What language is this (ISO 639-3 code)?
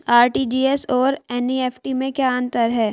hin